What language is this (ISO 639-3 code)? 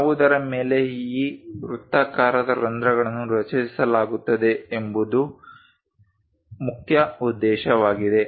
kan